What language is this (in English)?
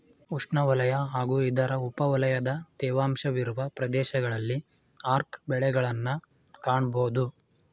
Kannada